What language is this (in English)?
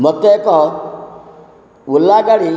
Odia